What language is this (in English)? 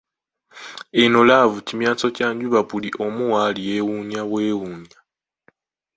Ganda